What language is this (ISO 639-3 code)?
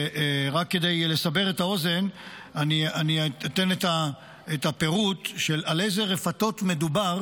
heb